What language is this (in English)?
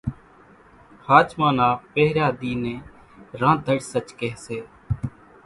Kachi Koli